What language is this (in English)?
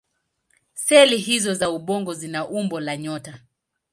Swahili